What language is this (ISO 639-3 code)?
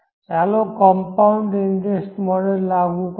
guj